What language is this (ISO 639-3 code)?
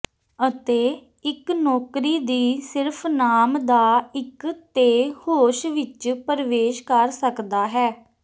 pan